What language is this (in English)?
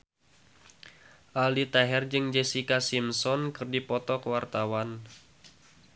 Sundanese